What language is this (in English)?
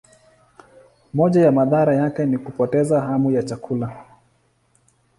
Swahili